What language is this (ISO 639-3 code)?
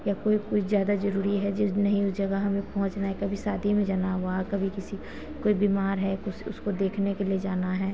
hin